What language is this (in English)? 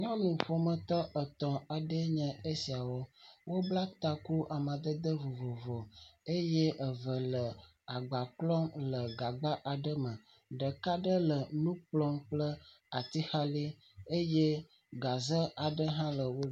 Ewe